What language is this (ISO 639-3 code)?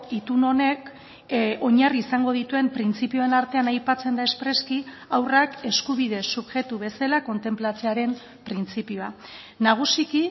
eus